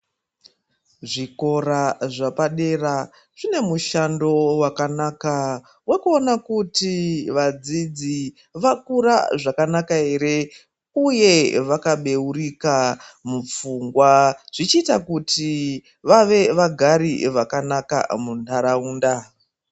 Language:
Ndau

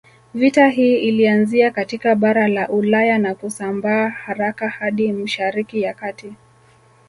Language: Swahili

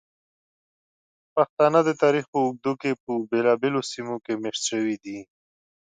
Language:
Pashto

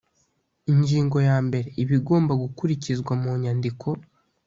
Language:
Kinyarwanda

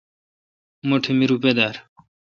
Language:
Kalkoti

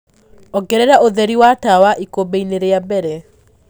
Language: Kikuyu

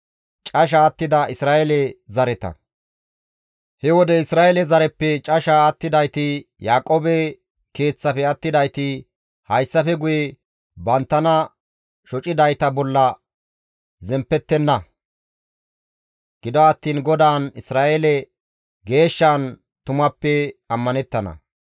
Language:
Gamo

